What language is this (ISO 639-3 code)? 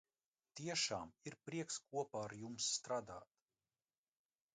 lav